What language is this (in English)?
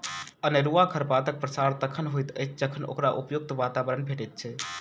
Maithili